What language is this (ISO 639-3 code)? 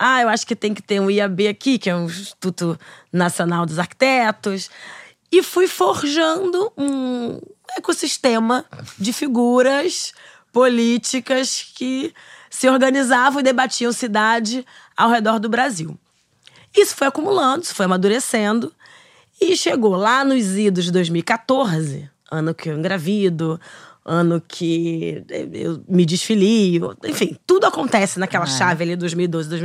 por